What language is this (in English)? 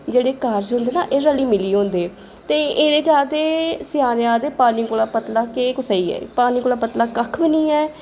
Dogri